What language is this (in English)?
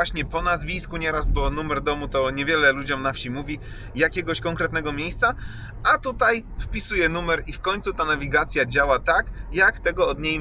Polish